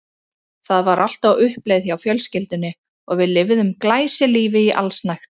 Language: Icelandic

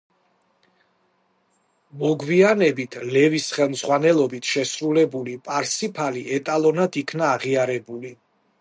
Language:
Georgian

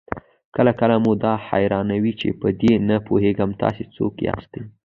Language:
Pashto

